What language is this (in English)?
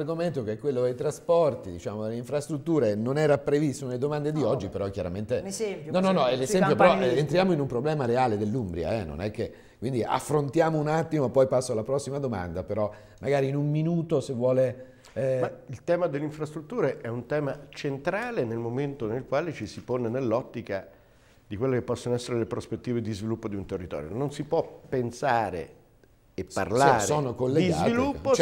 Italian